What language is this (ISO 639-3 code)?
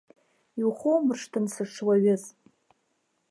abk